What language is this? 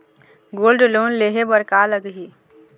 Chhattisgarhi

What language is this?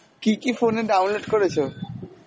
Bangla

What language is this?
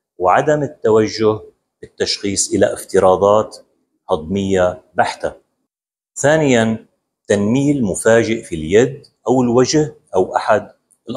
Arabic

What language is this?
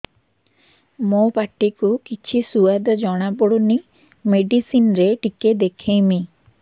Odia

